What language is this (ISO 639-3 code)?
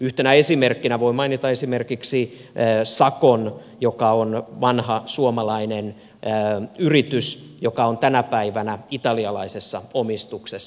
fin